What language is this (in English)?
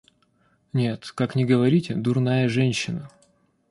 Russian